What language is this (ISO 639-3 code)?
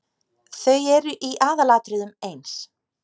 isl